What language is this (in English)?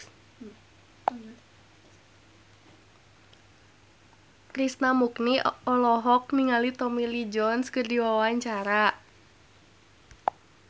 Sundanese